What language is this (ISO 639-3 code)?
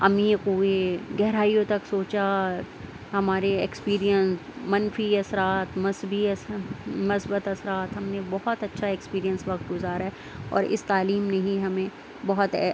urd